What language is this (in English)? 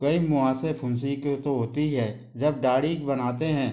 Hindi